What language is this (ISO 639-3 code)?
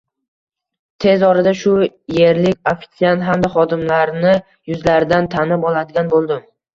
uzb